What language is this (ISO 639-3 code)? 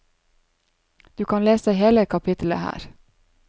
nor